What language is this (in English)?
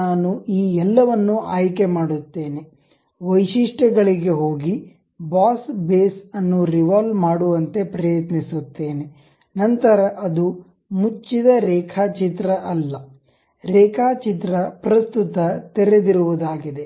Kannada